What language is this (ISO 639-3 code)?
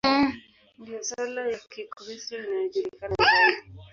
swa